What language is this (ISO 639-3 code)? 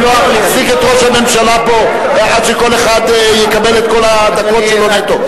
heb